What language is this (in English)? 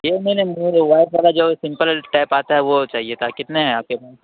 Urdu